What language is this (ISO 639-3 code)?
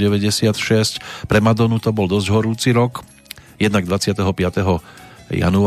slk